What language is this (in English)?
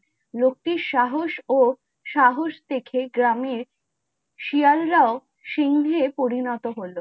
Bangla